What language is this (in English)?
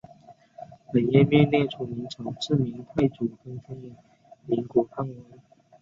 Chinese